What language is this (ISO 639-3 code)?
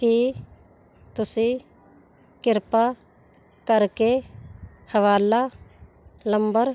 pan